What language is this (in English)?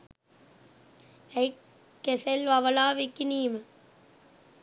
Sinhala